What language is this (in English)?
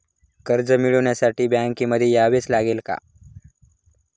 Marathi